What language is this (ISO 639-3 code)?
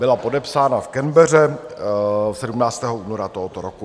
ces